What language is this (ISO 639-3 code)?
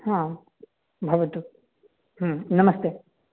san